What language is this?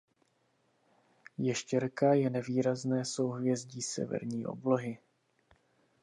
Czech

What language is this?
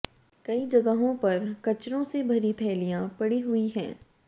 Hindi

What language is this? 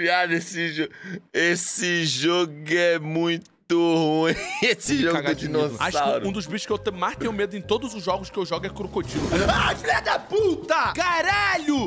Portuguese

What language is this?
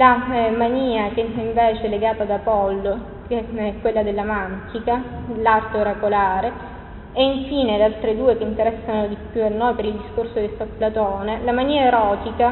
Italian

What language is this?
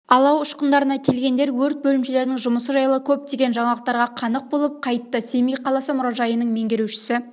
Kazakh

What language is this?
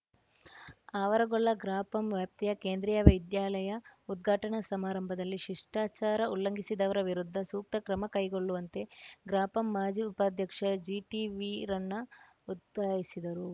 Kannada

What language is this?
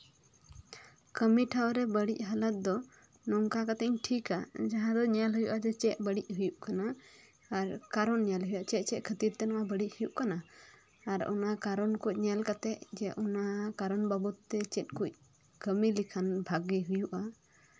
Santali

